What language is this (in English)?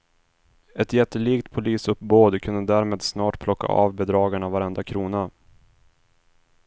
Swedish